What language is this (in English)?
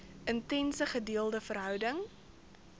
Afrikaans